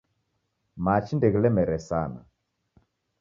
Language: Taita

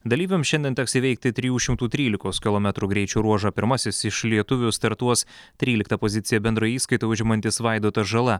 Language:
Lithuanian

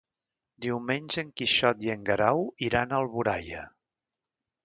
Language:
Catalan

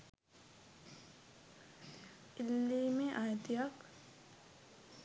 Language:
Sinhala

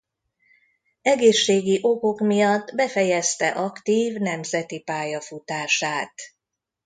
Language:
Hungarian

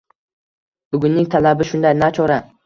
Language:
Uzbek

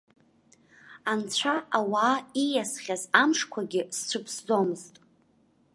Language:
Abkhazian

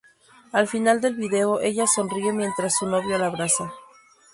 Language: Spanish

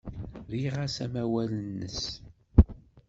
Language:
Kabyle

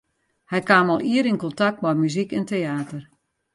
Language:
Western Frisian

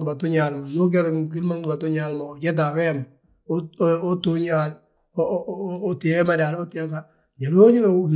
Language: Balanta-Ganja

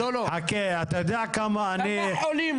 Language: Hebrew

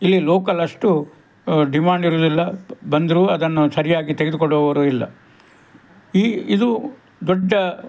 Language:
Kannada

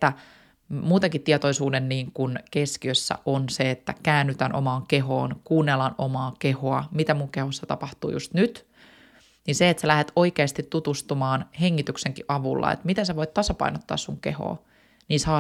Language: Finnish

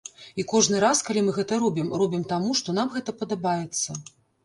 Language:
Belarusian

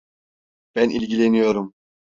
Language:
Turkish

